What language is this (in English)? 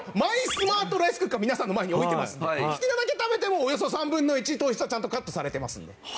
Japanese